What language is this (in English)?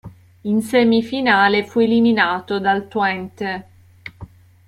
Italian